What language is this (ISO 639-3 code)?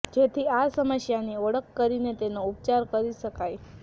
guj